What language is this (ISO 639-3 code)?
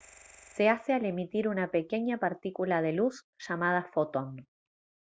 spa